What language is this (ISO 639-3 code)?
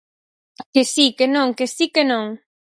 glg